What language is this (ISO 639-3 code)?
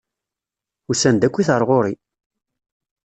kab